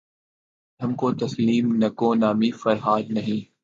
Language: Urdu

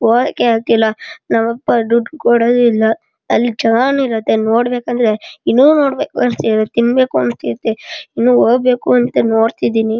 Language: Kannada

